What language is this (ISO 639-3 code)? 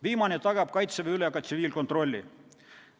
est